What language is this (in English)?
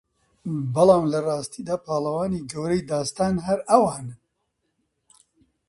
Central Kurdish